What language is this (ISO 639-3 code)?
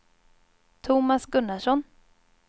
swe